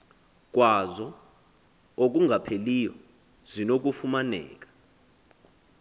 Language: Xhosa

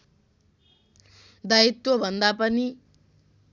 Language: Nepali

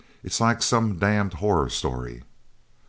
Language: English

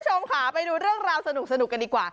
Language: Thai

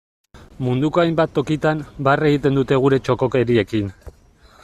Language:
Basque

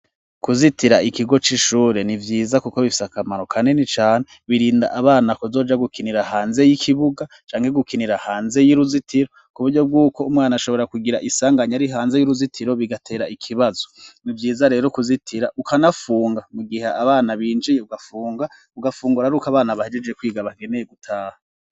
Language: Rundi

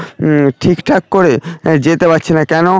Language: Bangla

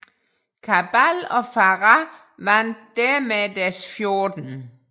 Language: Danish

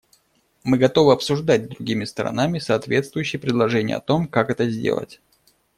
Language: Russian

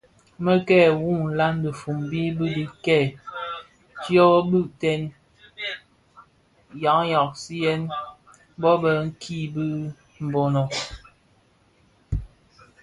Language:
Bafia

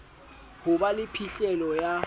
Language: Southern Sotho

